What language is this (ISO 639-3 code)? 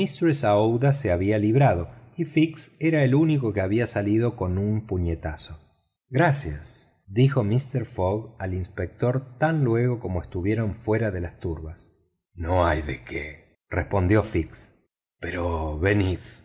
spa